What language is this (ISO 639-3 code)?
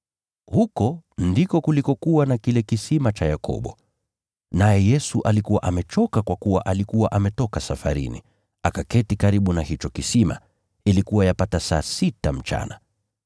swa